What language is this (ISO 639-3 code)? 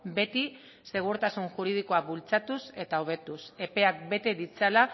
eus